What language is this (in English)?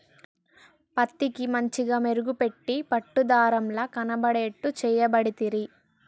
Telugu